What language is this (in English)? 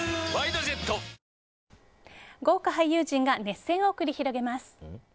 Japanese